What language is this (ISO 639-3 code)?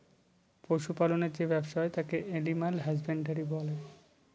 ben